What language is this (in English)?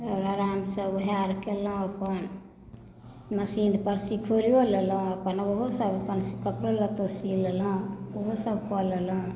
Maithili